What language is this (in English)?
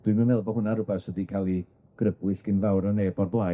Welsh